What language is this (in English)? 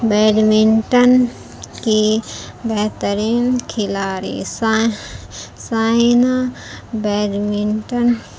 Urdu